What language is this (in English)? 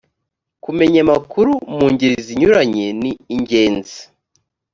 Kinyarwanda